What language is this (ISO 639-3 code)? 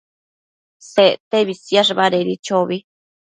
mcf